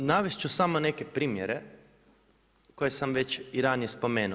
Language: Croatian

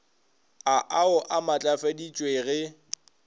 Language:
Northern Sotho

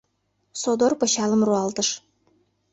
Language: Mari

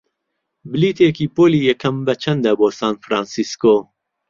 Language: Central Kurdish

